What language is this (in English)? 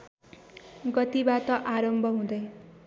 Nepali